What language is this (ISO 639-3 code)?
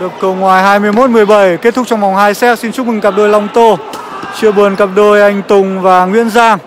vie